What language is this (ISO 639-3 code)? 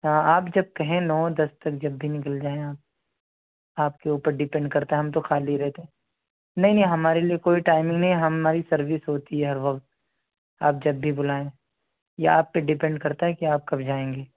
urd